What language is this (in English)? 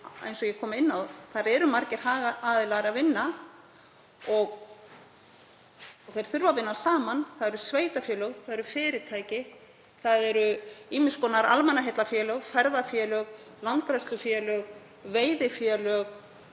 Icelandic